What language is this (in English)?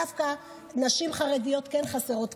Hebrew